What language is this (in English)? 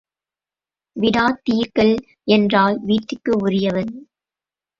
Tamil